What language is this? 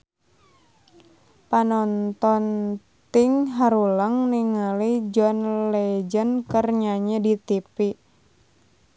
Sundanese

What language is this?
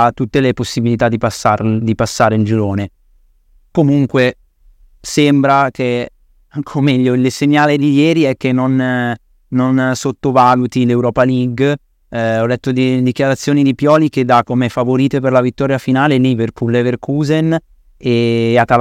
Italian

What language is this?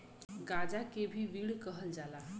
Bhojpuri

